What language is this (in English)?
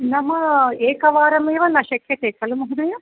Sanskrit